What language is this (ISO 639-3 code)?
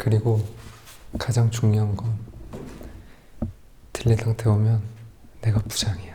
kor